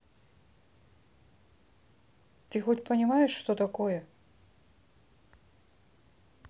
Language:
Russian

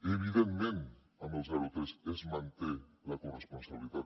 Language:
Catalan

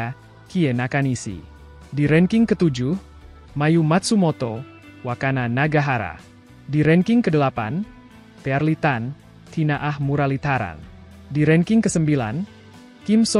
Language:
Indonesian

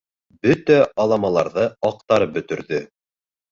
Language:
Bashkir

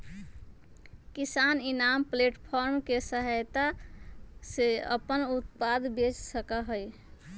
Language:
Magahi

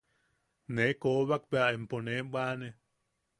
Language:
Yaqui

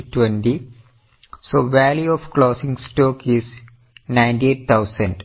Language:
Malayalam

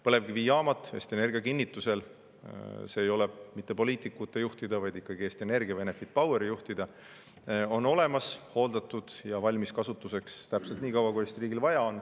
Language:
Estonian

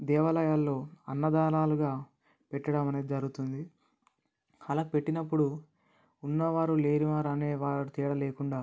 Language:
Telugu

